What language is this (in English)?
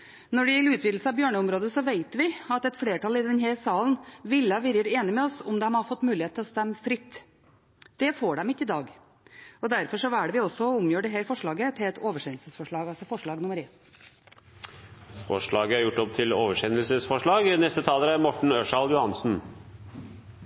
Norwegian Bokmål